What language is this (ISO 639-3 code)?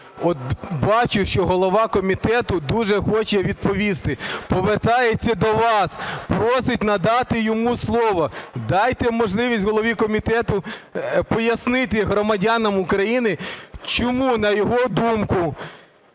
ukr